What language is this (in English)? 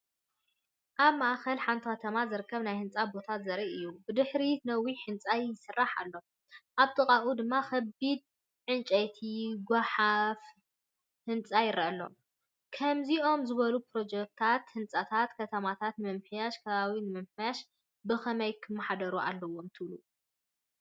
Tigrinya